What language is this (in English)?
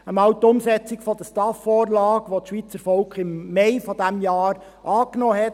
Swiss German